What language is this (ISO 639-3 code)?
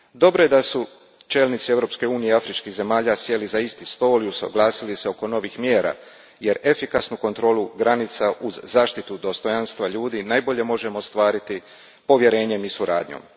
hrv